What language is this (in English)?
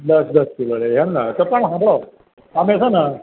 Gujarati